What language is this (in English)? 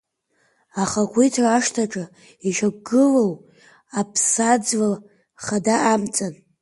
Abkhazian